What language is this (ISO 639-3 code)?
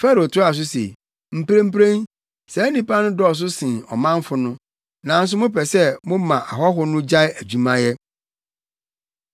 aka